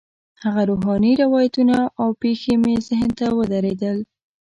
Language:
Pashto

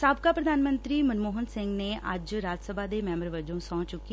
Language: Punjabi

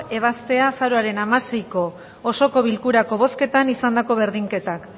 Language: Basque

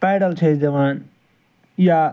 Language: Kashmiri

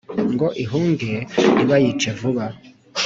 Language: Kinyarwanda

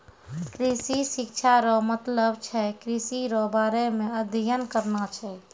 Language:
Maithili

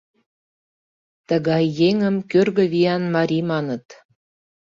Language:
Mari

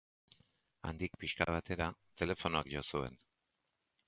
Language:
Basque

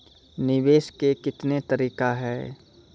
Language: Maithili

